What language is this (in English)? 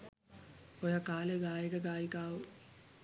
Sinhala